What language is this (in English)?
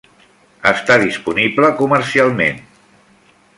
Catalan